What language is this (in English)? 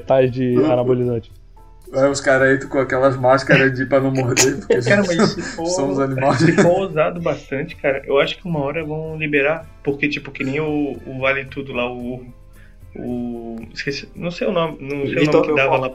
Portuguese